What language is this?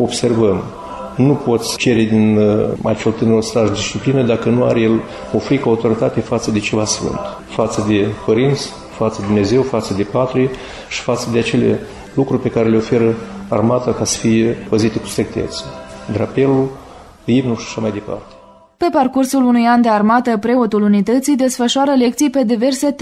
Romanian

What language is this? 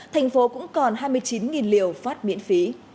Vietnamese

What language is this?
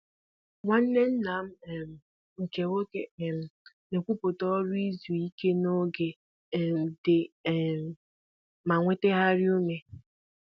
Igbo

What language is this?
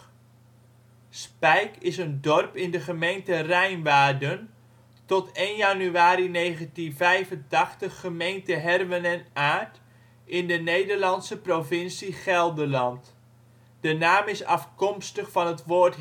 Dutch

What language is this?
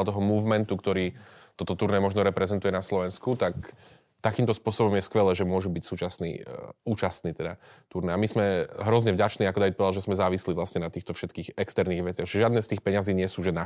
Slovak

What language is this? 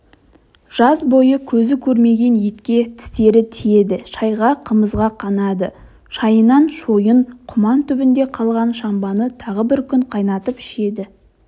Kazakh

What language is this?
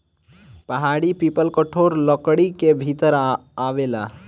Bhojpuri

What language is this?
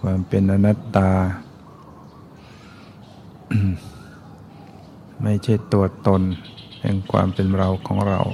Thai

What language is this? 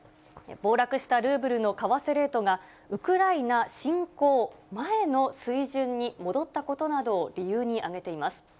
Japanese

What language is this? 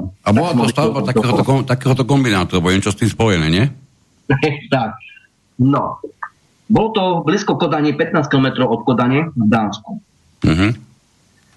Slovak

